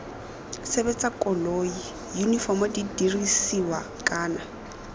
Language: Tswana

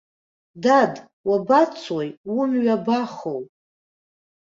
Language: Abkhazian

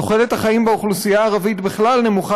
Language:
Hebrew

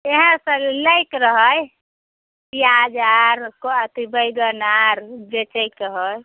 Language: Maithili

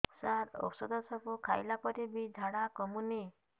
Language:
Odia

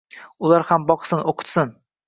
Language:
Uzbek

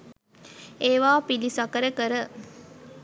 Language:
Sinhala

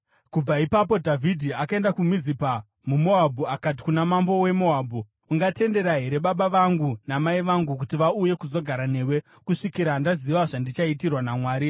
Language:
Shona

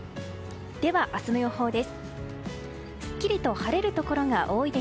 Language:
Japanese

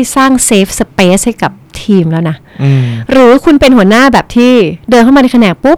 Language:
Thai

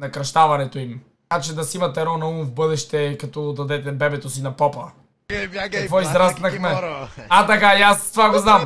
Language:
Bulgarian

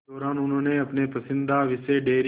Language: Hindi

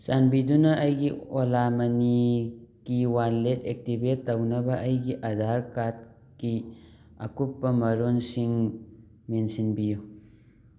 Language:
Manipuri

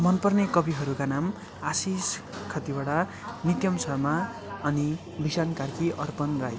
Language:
Nepali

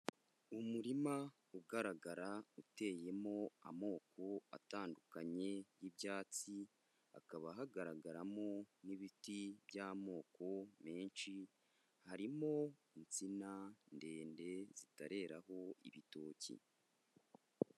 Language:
Kinyarwanda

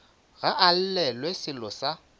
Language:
Northern Sotho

